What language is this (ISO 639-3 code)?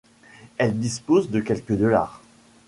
fra